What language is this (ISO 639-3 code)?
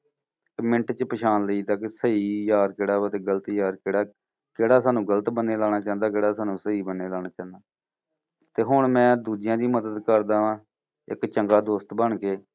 pan